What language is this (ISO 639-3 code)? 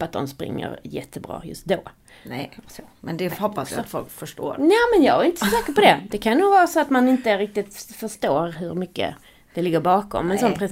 swe